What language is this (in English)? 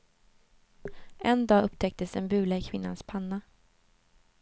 Swedish